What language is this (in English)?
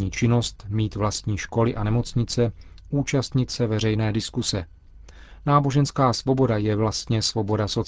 Czech